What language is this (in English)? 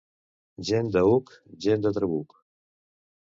Catalan